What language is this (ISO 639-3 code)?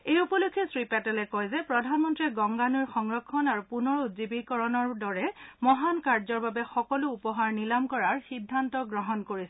asm